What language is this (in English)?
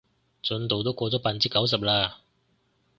Cantonese